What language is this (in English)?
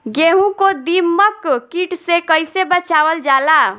Bhojpuri